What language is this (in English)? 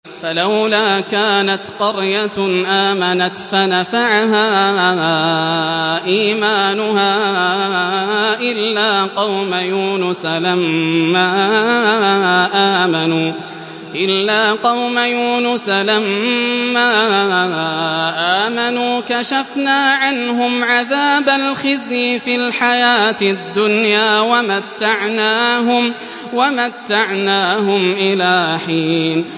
Arabic